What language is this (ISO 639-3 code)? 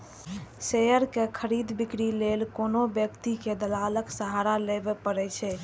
mai